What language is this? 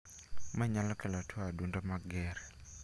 Luo (Kenya and Tanzania)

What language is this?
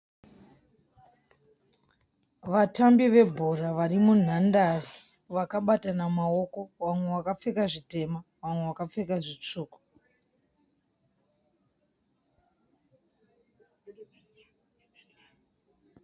Shona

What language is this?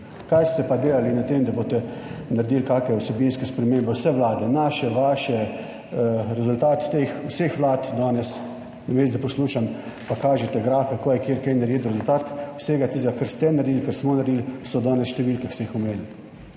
Slovenian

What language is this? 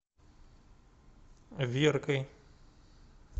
Russian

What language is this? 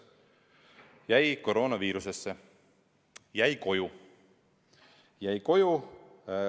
Estonian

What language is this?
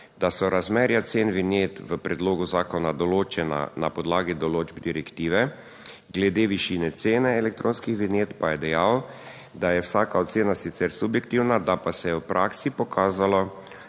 Slovenian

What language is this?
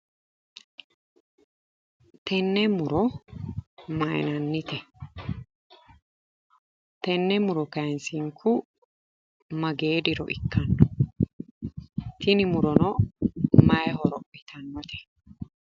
Sidamo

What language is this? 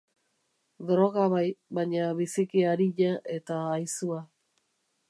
Basque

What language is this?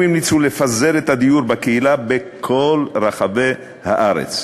Hebrew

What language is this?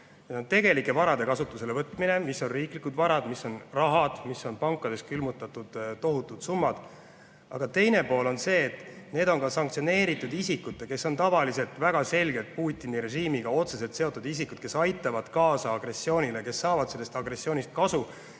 Estonian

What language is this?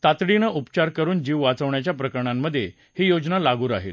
Marathi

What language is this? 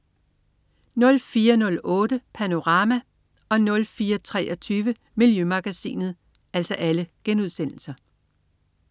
Danish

